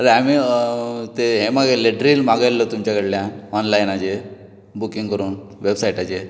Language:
Konkani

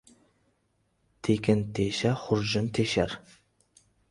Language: Uzbek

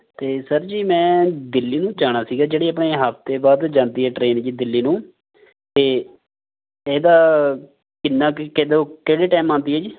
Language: Punjabi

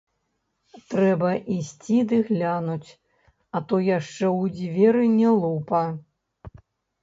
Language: Belarusian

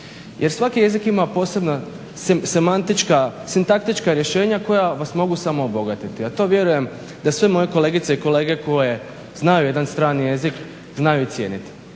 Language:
Croatian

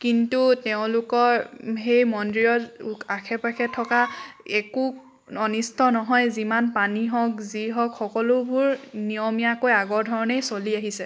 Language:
Assamese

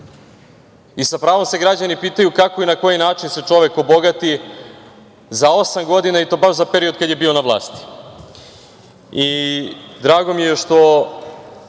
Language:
Serbian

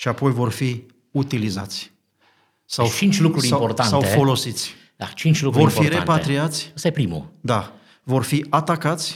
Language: Romanian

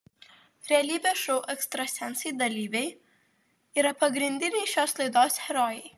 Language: Lithuanian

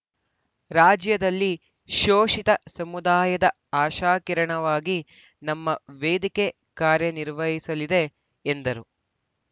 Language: Kannada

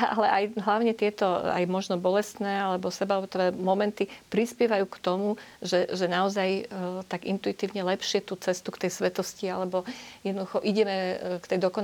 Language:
Slovak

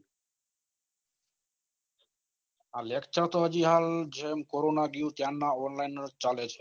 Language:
Gujarati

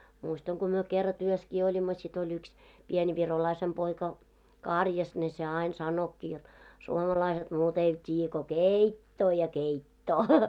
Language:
Finnish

